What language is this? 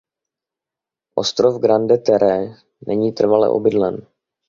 Czech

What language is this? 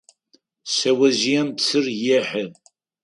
Adyghe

